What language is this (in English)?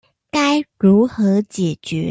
Chinese